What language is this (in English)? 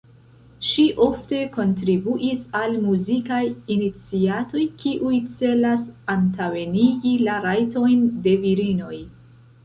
Esperanto